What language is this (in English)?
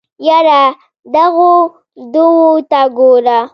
Pashto